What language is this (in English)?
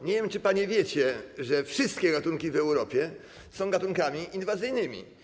Polish